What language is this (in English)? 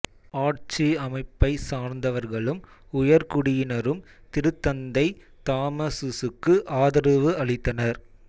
Tamil